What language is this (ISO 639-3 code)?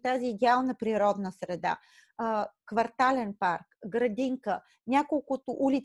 bul